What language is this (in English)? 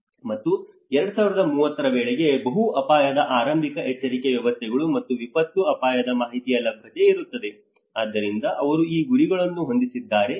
Kannada